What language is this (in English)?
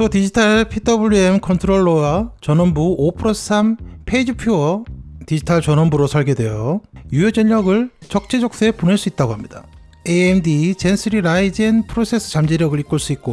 Korean